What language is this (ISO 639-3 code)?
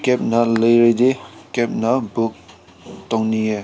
mni